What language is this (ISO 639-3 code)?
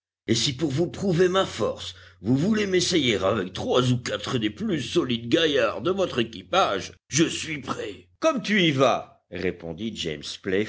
fra